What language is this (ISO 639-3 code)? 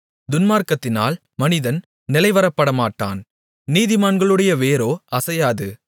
tam